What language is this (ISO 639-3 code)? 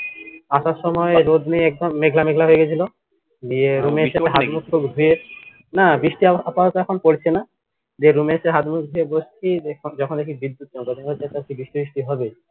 ben